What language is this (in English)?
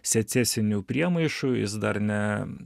Lithuanian